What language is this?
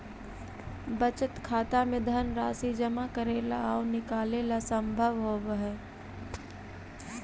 Magahi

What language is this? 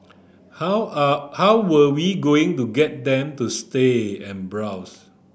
English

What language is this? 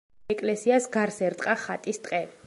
Georgian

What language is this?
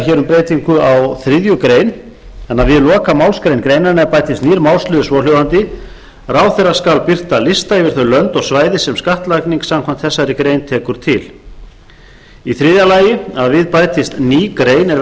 Icelandic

